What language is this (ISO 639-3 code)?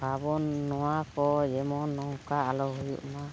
sat